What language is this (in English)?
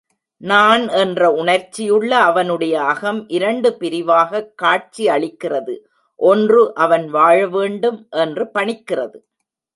Tamil